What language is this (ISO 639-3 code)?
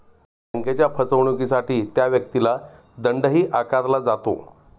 mar